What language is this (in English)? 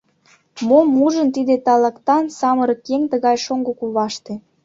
Mari